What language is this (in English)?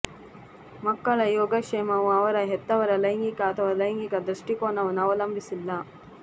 Kannada